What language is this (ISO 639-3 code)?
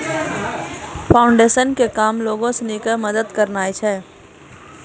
mai